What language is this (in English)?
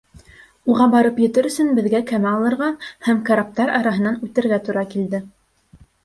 Bashkir